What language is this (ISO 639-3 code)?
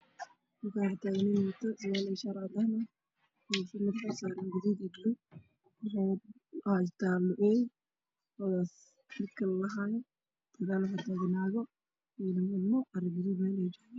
som